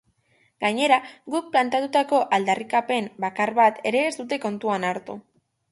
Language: Basque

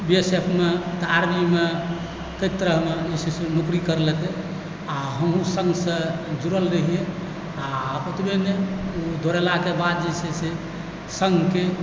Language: Maithili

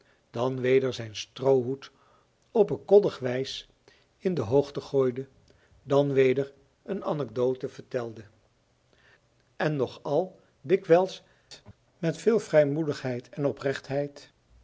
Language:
Dutch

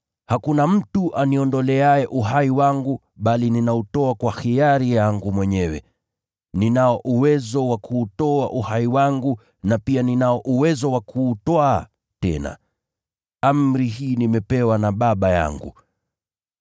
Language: Swahili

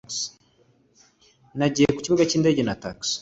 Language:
Kinyarwanda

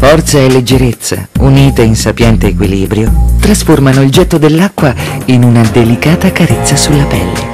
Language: Italian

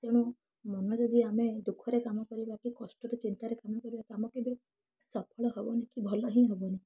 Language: Odia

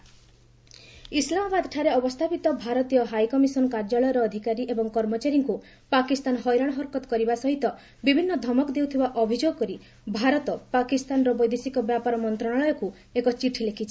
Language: Odia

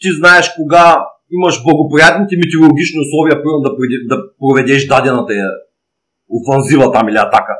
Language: Bulgarian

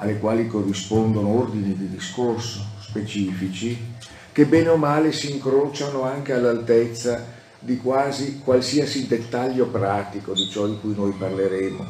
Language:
Italian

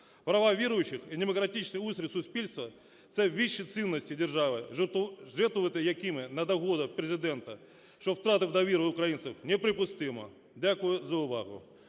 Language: Ukrainian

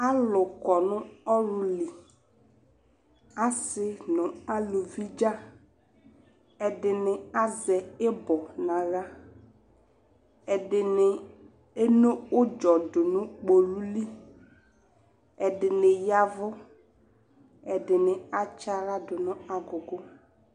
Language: Ikposo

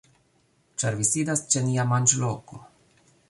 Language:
Esperanto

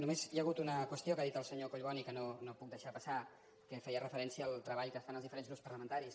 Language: Catalan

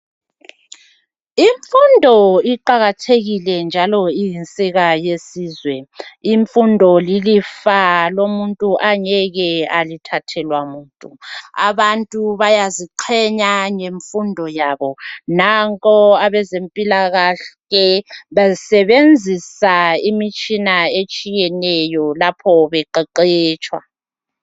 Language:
North Ndebele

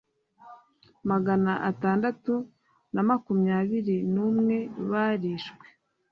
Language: Kinyarwanda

